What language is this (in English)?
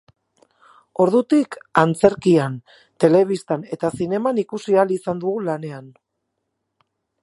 Basque